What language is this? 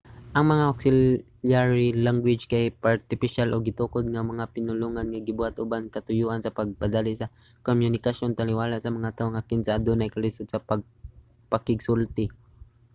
Cebuano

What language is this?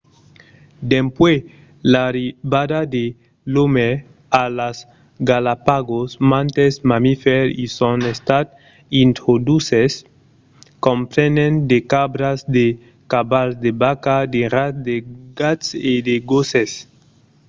Occitan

